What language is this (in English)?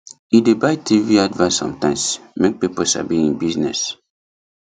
Nigerian Pidgin